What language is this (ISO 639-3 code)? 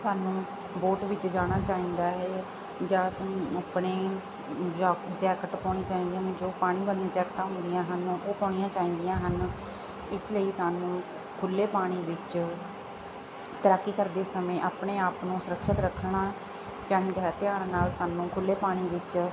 pan